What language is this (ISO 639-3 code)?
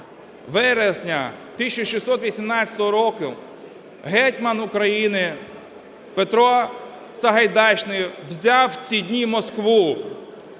ukr